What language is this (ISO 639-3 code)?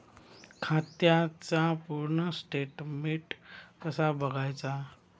mar